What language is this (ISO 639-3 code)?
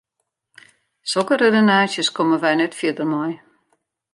fry